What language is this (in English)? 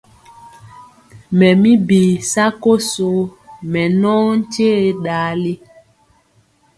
Mpiemo